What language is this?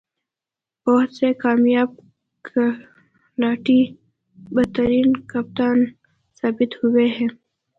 Urdu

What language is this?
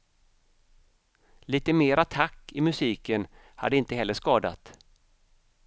Swedish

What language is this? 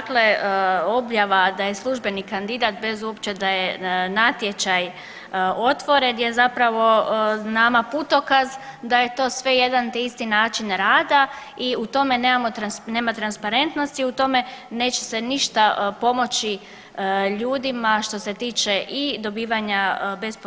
Croatian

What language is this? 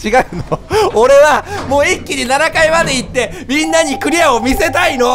Japanese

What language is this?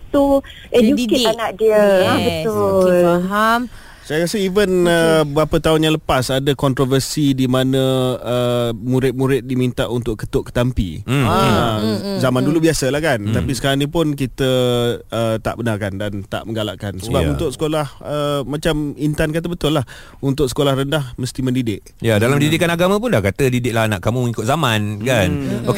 Malay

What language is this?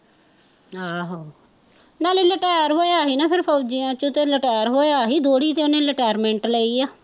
Punjabi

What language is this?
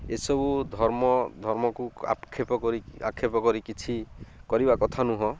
Odia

